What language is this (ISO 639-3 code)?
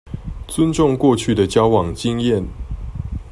zho